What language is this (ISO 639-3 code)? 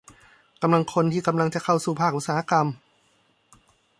tha